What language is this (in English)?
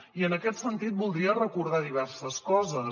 Catalan